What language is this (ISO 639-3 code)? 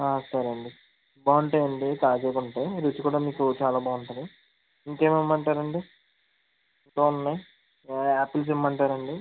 tel